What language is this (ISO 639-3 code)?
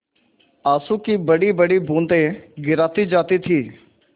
hin